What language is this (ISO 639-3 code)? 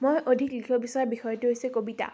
asm